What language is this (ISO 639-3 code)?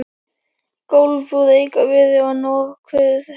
isl